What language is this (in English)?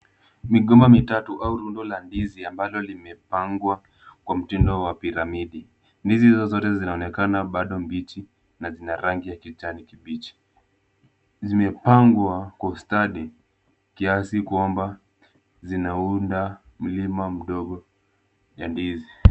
Swahili